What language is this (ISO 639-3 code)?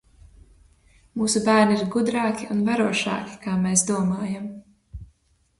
lav